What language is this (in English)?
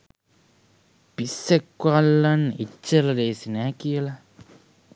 Sinhala